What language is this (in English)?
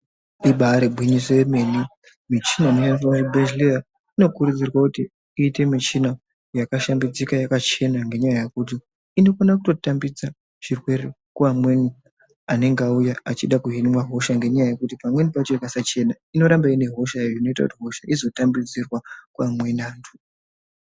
Ndau